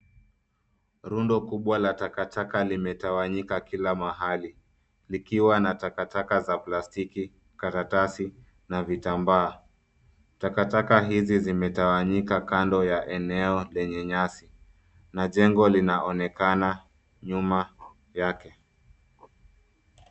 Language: Swahili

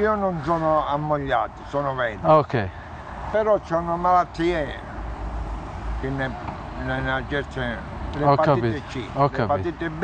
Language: Italian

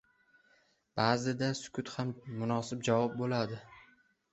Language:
Uzbek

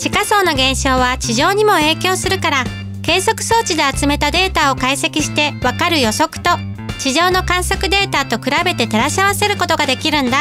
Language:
Japanese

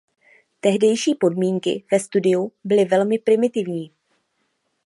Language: Czech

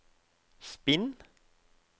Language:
Norwegian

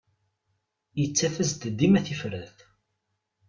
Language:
Kabyle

